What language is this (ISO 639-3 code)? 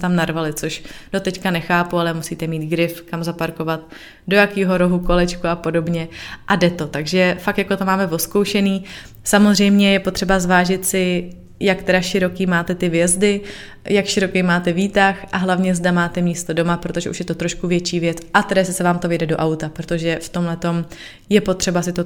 ces